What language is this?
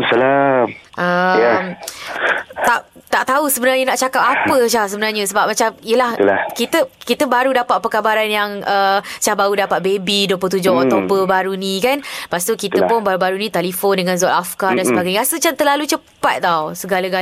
Malay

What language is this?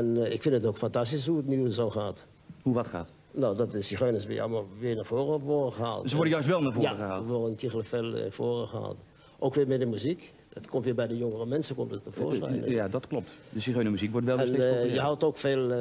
Dutch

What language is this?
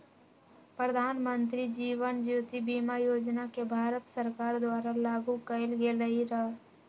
Magahi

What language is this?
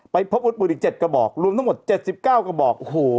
Thai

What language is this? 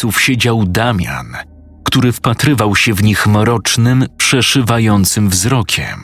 Polish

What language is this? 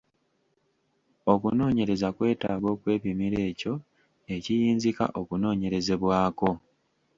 Ganda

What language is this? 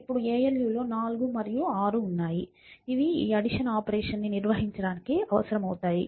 Telugu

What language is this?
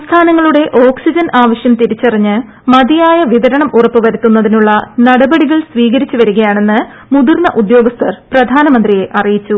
Malayalam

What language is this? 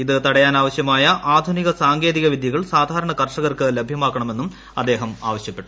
Malayalam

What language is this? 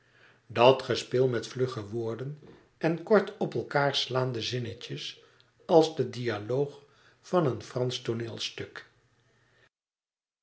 Dutch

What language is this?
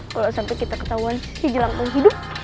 Indonesian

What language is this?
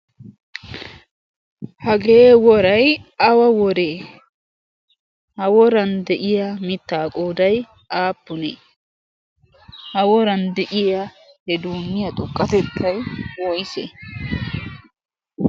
Wolaytta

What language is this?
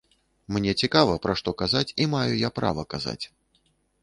Belarusian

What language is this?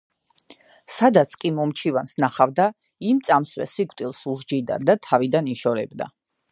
Georgian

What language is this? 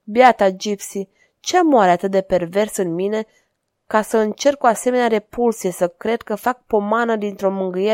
Romanian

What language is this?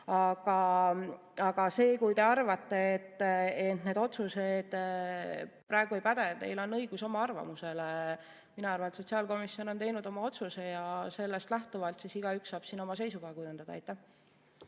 Estonian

